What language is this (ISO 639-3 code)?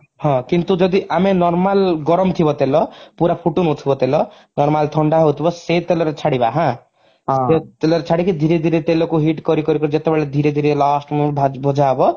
ori